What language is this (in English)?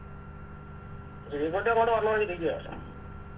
Malayalam